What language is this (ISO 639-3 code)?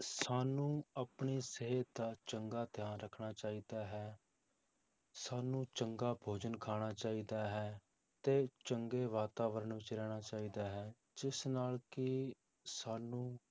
pan